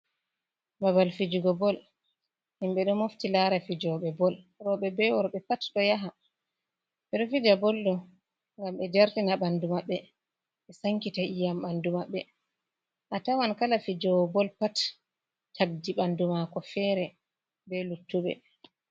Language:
Fula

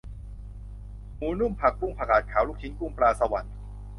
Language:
Thai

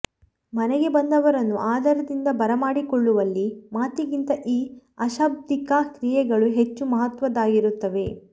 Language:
Kannada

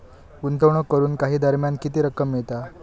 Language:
Marathi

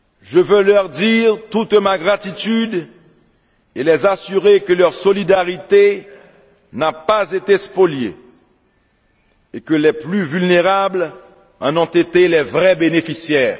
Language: French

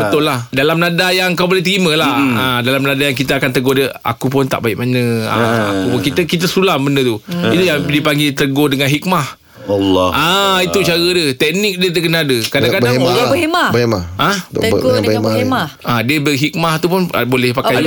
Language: Malay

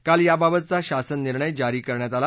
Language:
Marathi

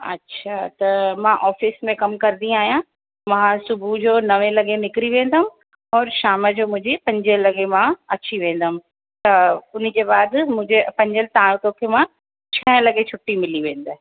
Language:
Sindhi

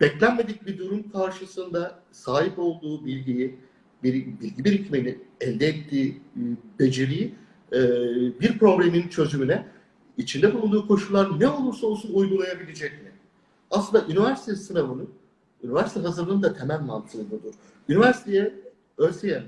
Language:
Turkish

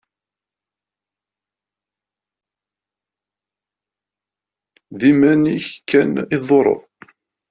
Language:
Kabyle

